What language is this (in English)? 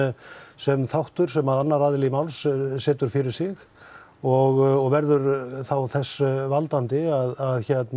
Icelandic